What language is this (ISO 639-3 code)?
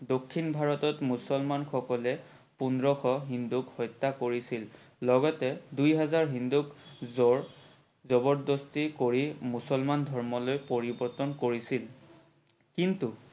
asm